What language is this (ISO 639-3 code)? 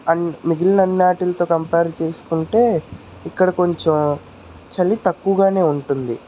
tel